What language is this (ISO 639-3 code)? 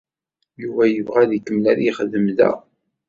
kab